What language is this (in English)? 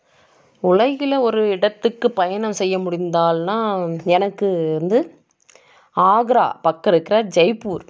Tamil